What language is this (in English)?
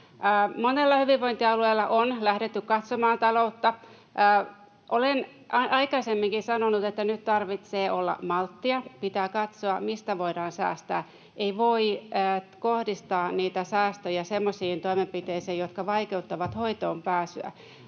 Finnish